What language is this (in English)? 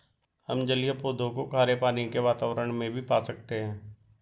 Hindi